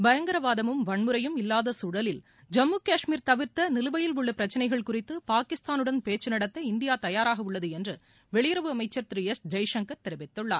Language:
Tamil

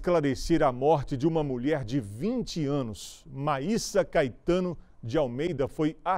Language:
Portuguese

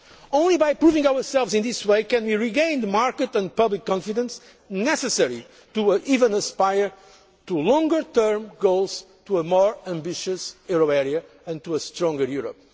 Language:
English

